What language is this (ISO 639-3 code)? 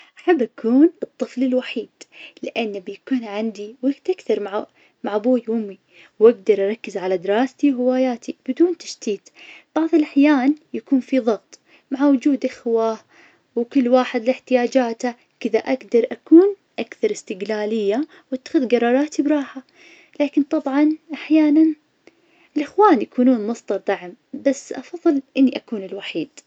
ars